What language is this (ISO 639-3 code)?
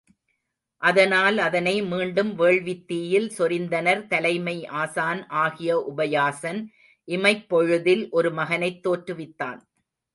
tam